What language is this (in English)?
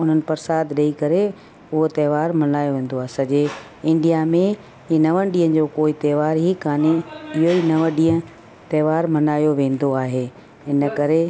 Sindhi